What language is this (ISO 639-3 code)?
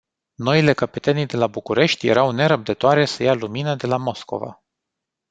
ron